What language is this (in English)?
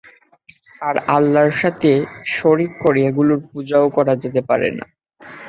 Bangla